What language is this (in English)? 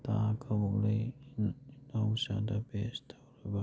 Manipuri